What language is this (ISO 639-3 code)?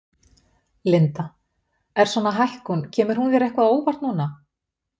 isl